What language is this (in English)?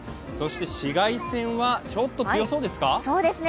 Japanese